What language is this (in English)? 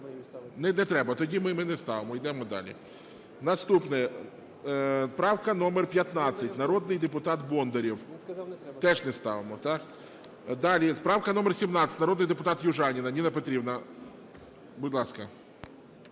Ukrainian